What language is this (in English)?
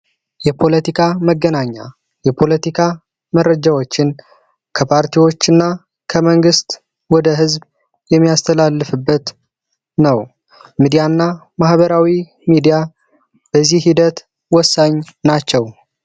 Amharic